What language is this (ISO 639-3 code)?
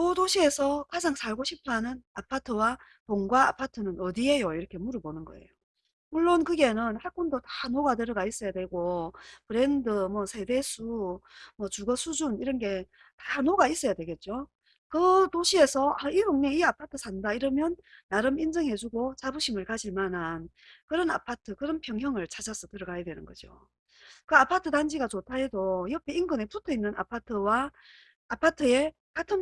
kor